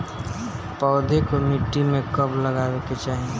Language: Bhojpuri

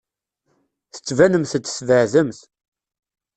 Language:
Kabyle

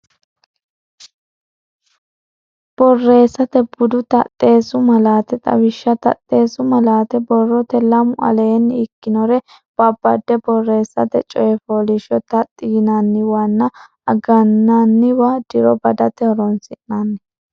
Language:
Sidamo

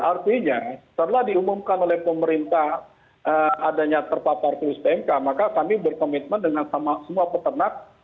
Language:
Indonesian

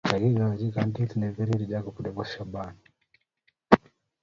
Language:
Kalenjin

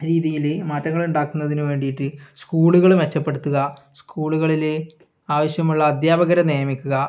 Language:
Malayalam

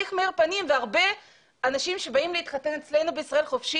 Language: Hebrew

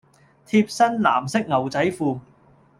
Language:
Cantonese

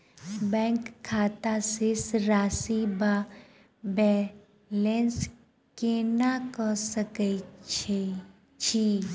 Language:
Maithili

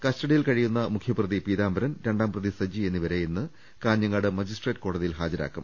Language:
Malayalam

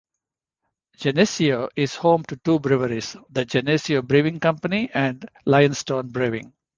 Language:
English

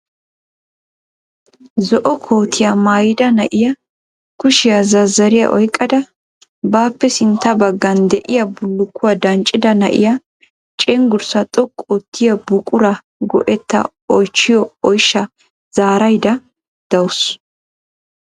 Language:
Wolaytta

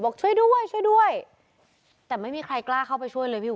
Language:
Thai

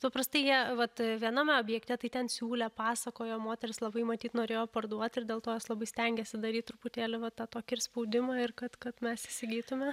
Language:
Lithuanian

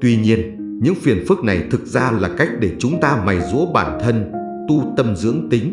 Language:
Vietnamese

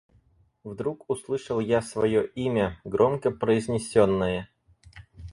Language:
Russian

